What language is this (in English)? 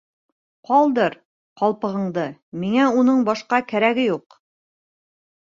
Bashkir